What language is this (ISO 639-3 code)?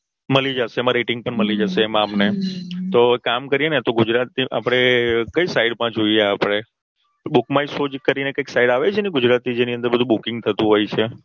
guj